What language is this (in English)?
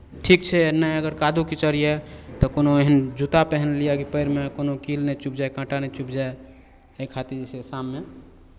Maithili